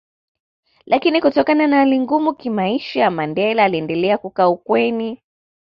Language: Swahili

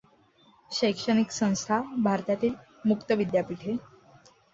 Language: Marathi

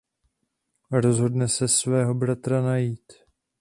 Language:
Czech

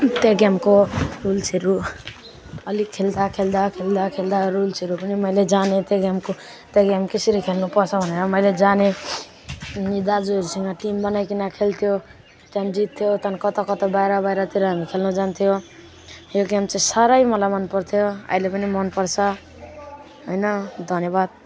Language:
Nepali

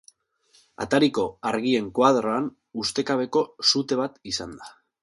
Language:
Basque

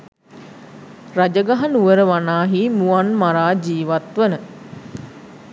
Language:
Sinhala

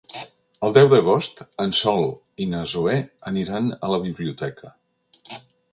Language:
Catalan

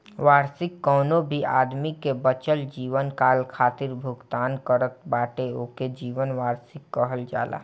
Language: Bhojpuri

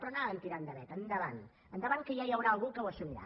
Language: Catalan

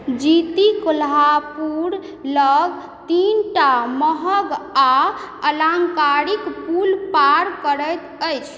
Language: Maithili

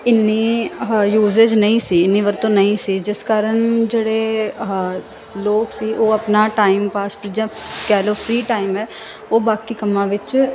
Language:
Punjabi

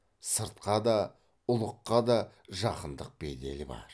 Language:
Kazakh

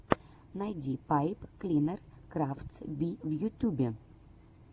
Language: Russian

